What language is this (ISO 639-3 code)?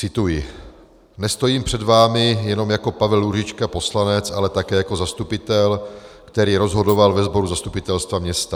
ces